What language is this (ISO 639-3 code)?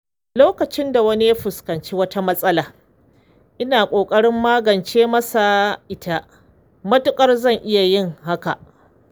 hau